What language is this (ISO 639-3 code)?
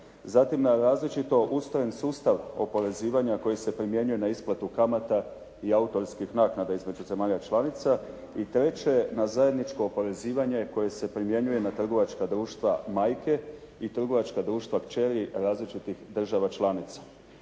hrv